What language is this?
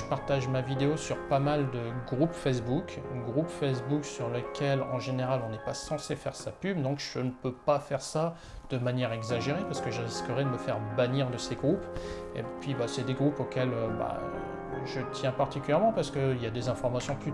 French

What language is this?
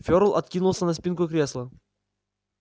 Russian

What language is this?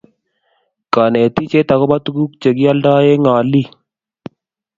Kalenjin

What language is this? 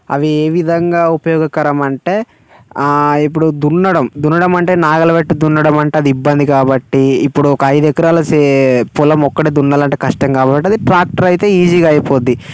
Telugu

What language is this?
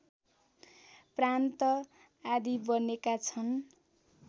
Nepali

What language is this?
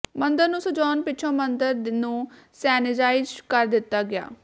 Punjabi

